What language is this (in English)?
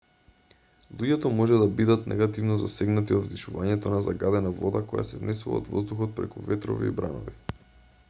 Macedonian